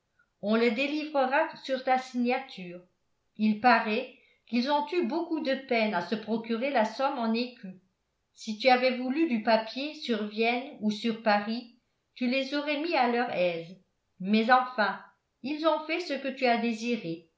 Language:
French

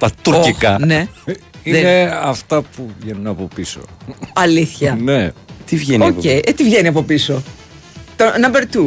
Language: Greek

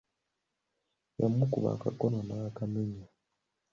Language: Ganda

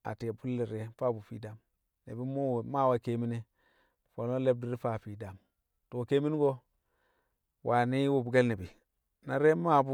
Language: Kamo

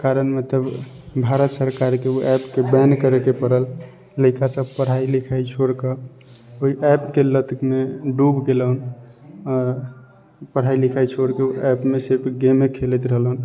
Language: Maithili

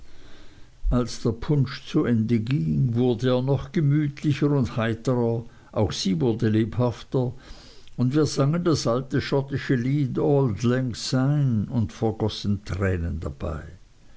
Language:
German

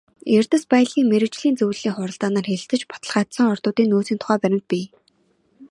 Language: Mongolian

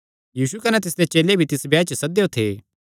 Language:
Kangri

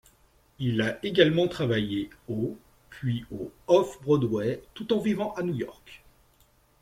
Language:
French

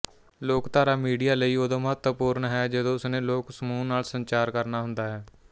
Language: Punjabi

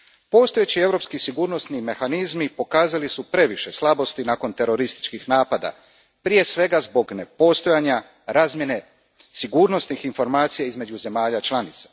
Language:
Croatian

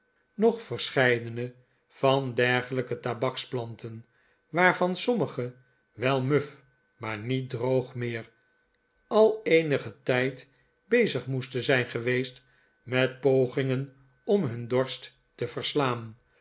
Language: Dutch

